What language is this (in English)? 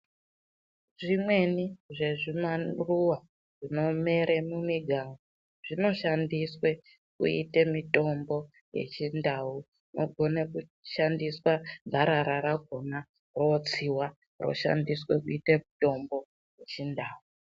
Ndau